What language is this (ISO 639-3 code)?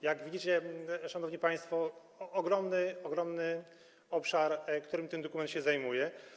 pol